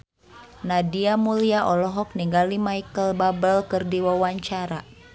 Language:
Sundanese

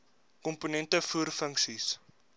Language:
Afrikaans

